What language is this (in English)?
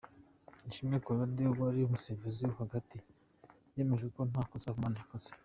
Kinyarwanda